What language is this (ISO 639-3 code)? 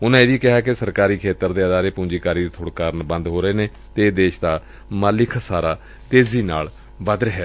pan